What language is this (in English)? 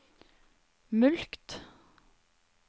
Norwegian